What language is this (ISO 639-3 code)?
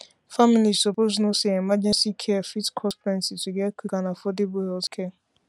pcm